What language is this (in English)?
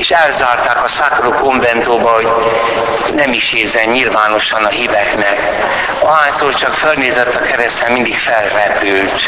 Hungarian